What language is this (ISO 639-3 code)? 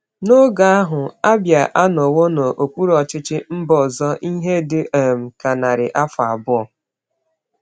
ibo